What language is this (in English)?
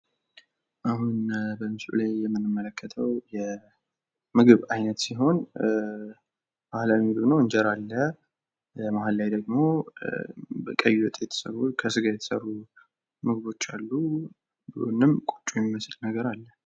Amharic